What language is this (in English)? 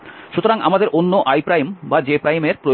Bangla